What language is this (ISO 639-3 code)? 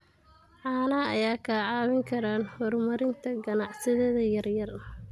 som